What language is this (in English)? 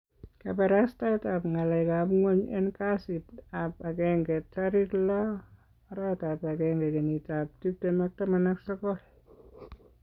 Kalenjin